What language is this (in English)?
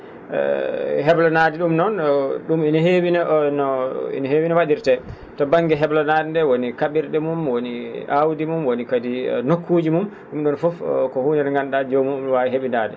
Fula